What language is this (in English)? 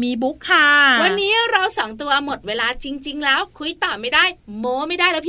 Thai